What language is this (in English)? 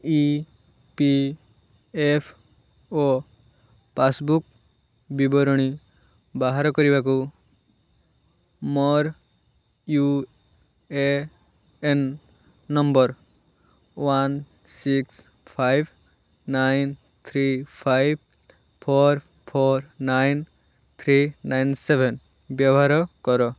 Odia